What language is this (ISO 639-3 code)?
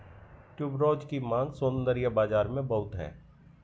hin